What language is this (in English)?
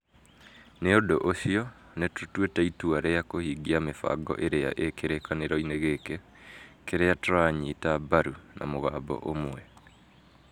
Kikuyu